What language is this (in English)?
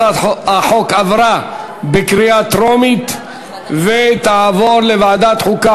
Hebrew